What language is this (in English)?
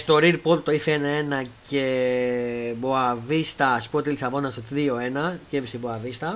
Greek